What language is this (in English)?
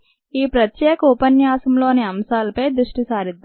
Telugu